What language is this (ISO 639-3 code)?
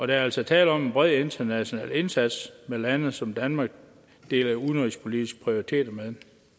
dan